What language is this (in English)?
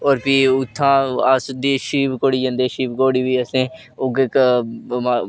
Dogri